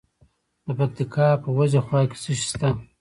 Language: Pashto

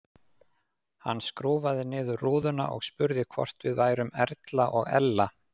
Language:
Icelandic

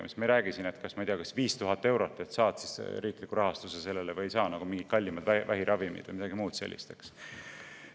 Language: Estonian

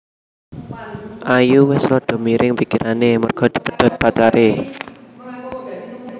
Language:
Javanese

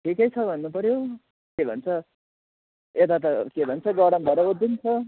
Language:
Nepali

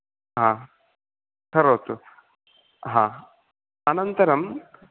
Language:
Sanskrit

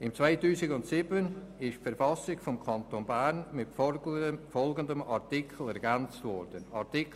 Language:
Swiss German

